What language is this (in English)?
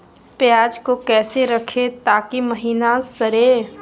Magahi